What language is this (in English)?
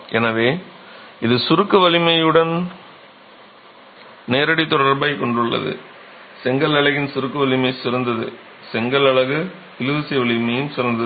Tamil